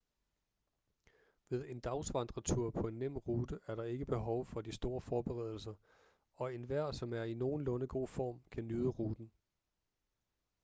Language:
Danish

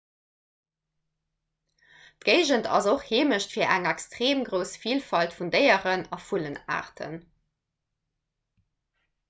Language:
Luxembourgish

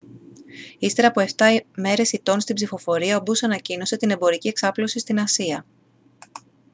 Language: Greek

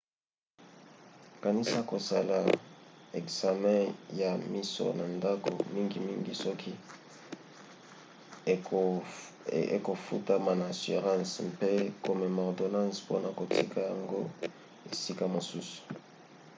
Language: Lingala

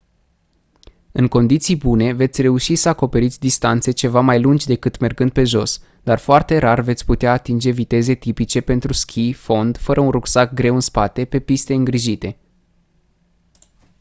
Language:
Romanian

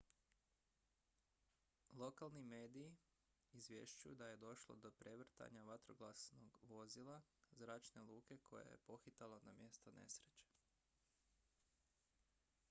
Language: Croatian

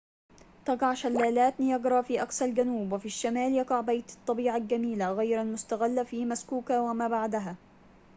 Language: Arabic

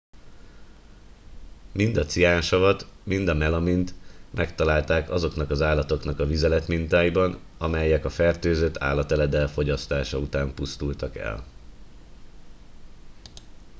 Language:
Hungarian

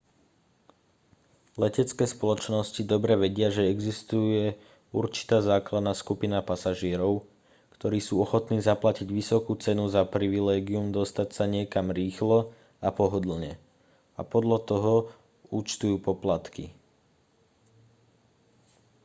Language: Slovak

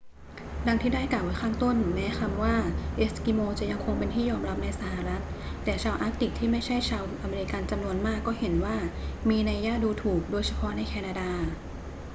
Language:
Thai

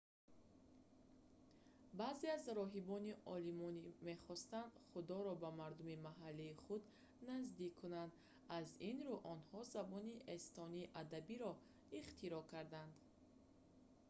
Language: Tajik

